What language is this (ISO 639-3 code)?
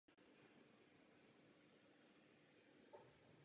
ces